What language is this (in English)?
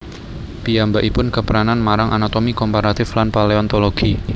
Javanese